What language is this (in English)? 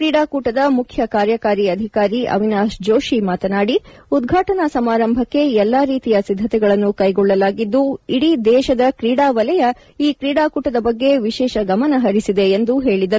Kannada